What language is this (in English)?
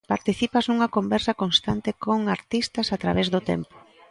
Galician